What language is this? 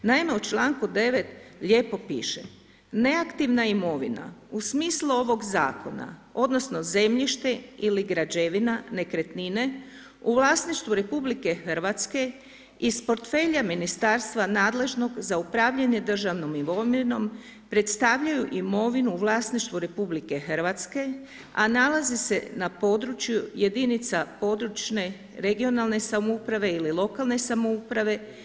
Croatian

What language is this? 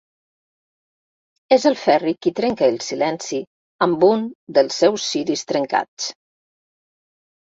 Catalan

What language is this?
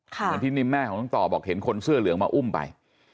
Thai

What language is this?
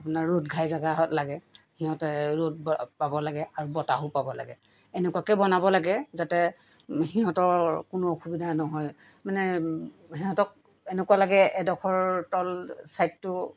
Assamese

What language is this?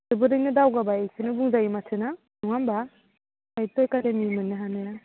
Bodo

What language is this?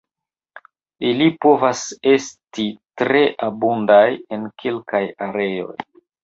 Esperanto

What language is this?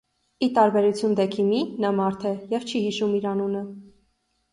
Armenian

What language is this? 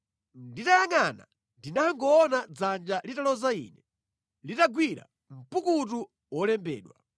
Nyanja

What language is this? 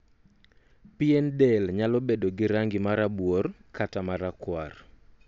Luo (Kenya and Tanzania)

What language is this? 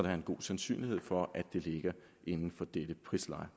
Danish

